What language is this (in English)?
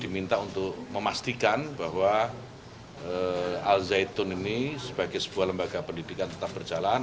Indonesian